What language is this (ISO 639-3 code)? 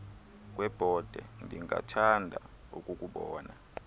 xho